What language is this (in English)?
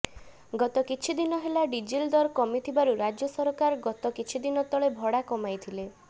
Odia